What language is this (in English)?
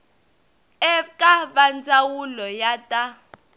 Tsonga